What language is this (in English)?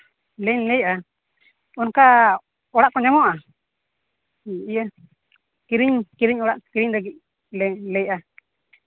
Santali